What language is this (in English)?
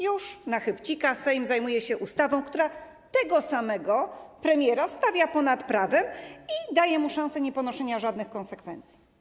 Polish